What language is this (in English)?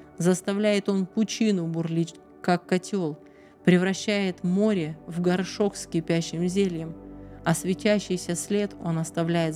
Russian